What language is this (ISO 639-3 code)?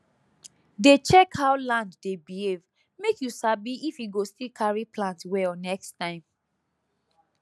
pcm